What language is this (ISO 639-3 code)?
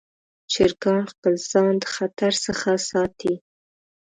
pus